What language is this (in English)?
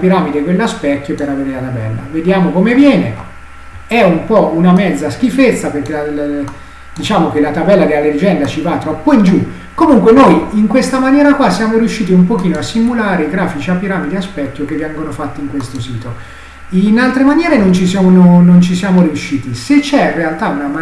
Italian